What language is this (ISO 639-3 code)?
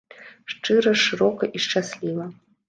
bel